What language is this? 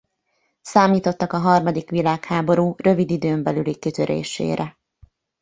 Hungarian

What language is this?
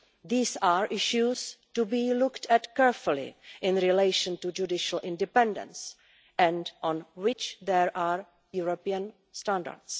English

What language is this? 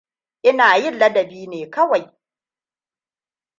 Hausa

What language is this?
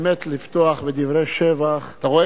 Hebrew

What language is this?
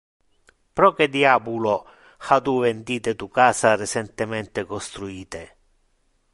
Interlingua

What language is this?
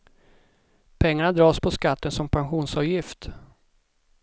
Swedish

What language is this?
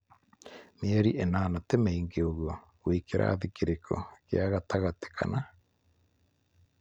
Kikuyu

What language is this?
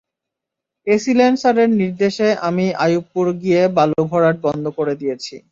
Bangla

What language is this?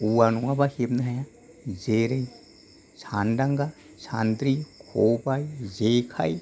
Bodo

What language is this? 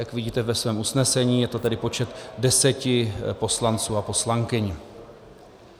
Czech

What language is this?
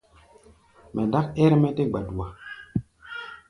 Gbaya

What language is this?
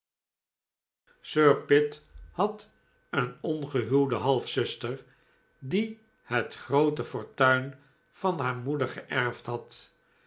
Dutch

